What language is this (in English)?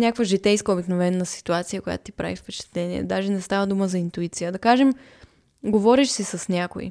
Bulgarian